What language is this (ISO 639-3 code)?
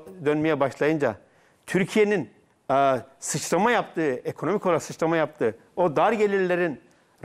tur